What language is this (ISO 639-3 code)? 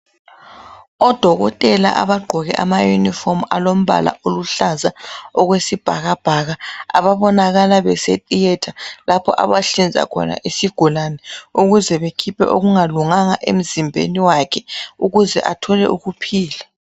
nde